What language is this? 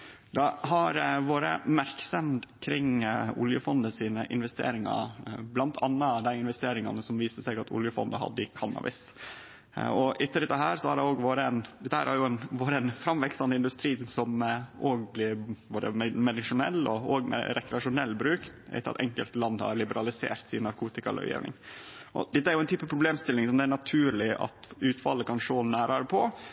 Norwegian Nynorsk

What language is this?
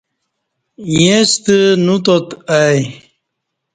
Kati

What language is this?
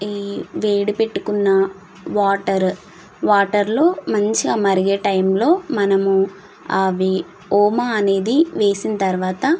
Telugu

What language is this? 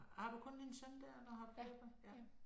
Danish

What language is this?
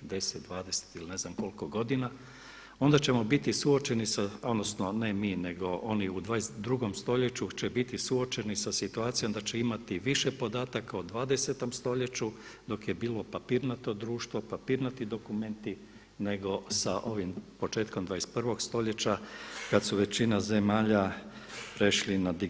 Croatian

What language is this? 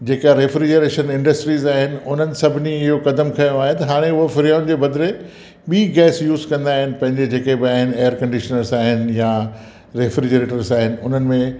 Sindhi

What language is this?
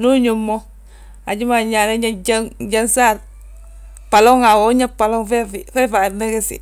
Balanta-Ganja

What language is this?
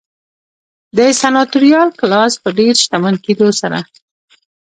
Pashto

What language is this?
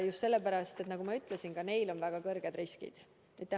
Estonian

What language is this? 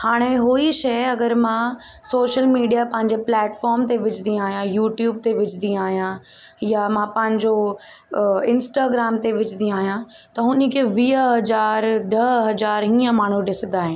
Sindhi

